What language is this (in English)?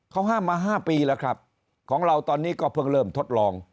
Thai